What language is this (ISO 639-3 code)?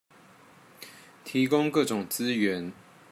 zho